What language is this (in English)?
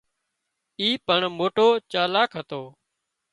Wadiyara Koli